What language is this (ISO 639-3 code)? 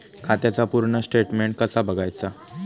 mar